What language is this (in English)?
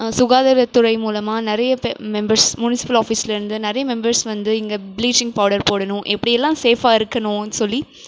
Tamil